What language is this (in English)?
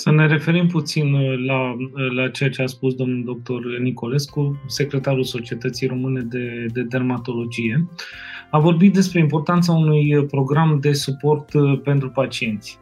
Romanian